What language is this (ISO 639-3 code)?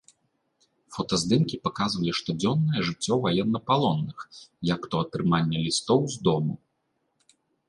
bel